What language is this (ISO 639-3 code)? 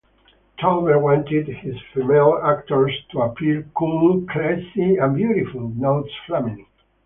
eng